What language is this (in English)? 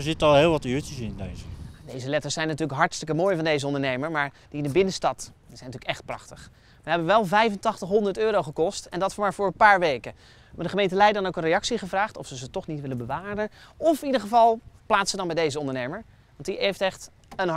Dutch